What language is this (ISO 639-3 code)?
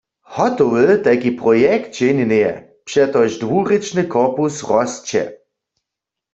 hsb